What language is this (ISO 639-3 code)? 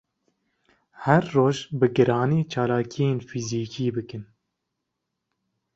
kur